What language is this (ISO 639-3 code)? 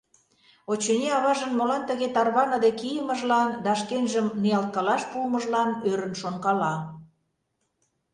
chm